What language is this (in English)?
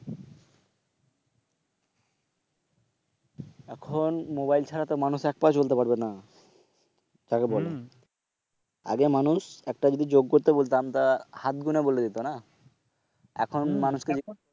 Bangla